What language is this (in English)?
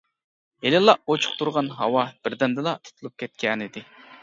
Uyghur